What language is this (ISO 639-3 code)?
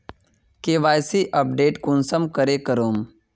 mag